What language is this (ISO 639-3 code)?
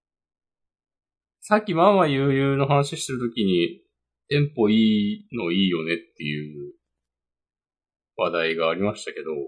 jpn